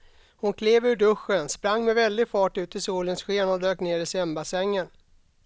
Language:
Swedish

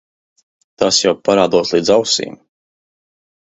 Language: Latvian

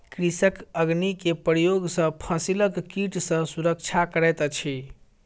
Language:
Maithili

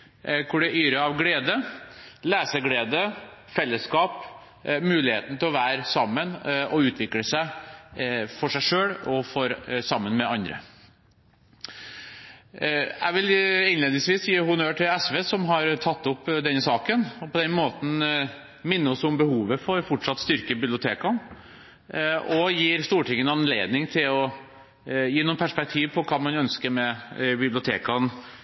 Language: Norwegian Bokmål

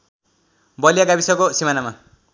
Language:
Nepali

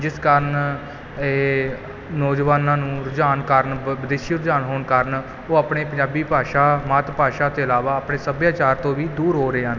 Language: Punjabi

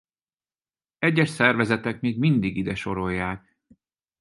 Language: Hungarian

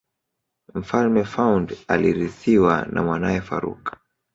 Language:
Swahili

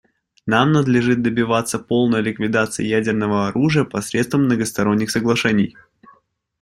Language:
Russian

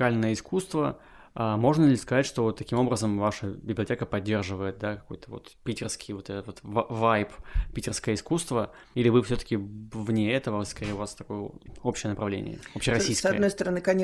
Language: Russian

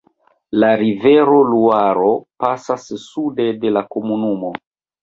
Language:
Esperanto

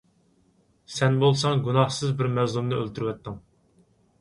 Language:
Uyghur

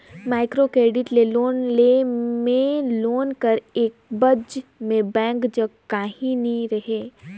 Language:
Chhattisgarhi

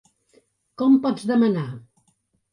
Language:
Catalan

